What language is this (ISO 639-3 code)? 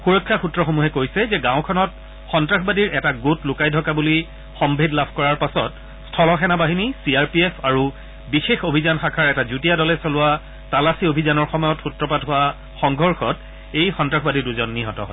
asm